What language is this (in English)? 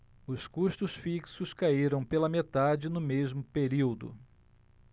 Portuguese